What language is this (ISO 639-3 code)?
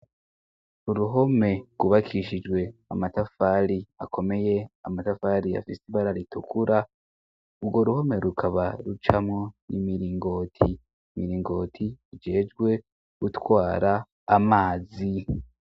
run